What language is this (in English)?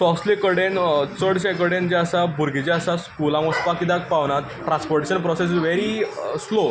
Konkani